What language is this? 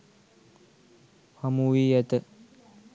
Sinhala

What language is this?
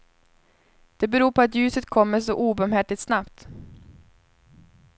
Swedish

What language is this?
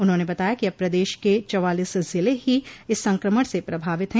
Hindi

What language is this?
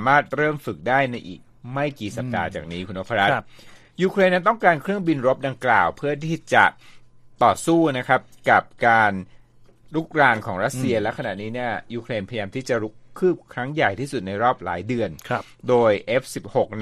Thai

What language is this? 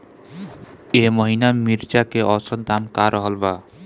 Bhojpuri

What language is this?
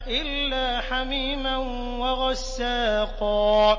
Arabic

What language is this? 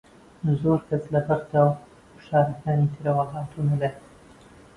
Central Kurdish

